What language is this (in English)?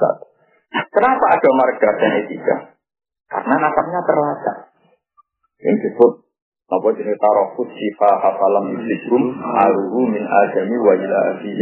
Indonesian